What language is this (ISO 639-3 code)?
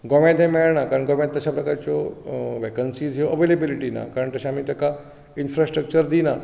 kok